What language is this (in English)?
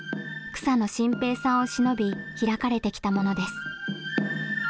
Japanese